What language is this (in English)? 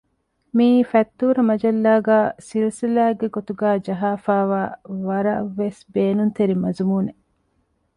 Divehi